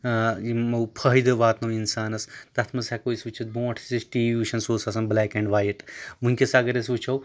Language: Kashmiri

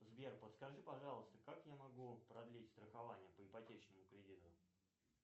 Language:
Russian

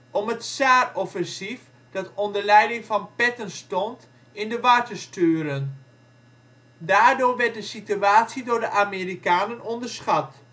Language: Dutch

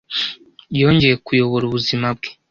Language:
Kinyarwanda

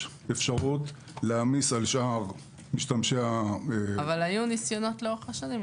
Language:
Hebrew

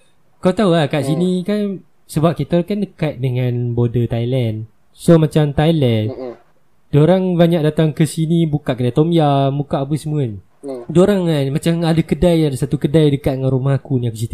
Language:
Malay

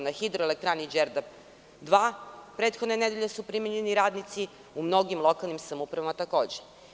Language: Serbian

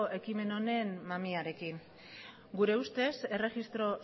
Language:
Basque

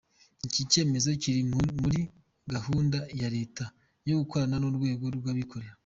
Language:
Kinyarwanda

